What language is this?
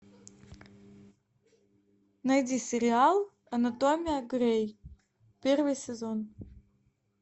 Russian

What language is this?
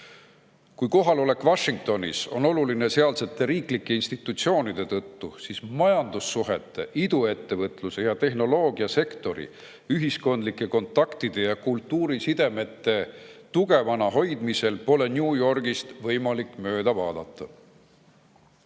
Estonian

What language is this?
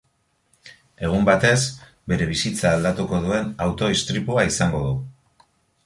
Basque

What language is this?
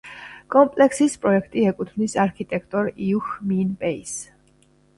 Georgian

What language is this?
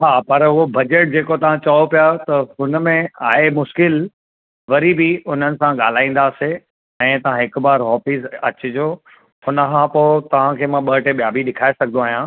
Sindhi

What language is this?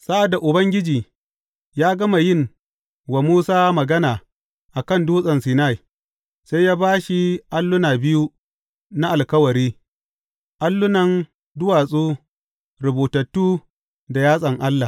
Hausa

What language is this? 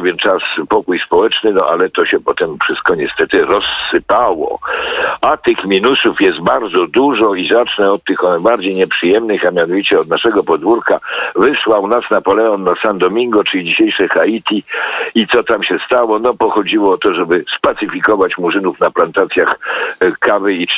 Polish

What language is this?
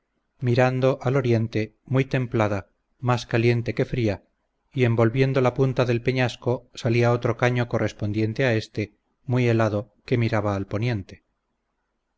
Spanish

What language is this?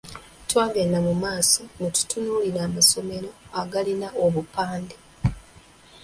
Ganda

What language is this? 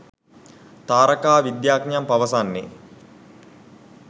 Sinhala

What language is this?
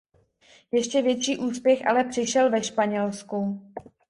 Czech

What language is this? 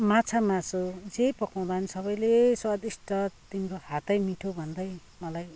Nepali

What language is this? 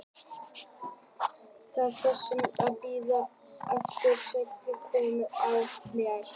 Icelandic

